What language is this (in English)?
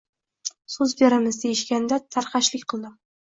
Uzbek